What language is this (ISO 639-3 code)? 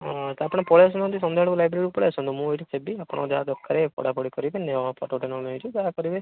ori